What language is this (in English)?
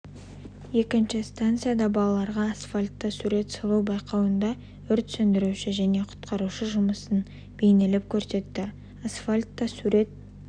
Kazakh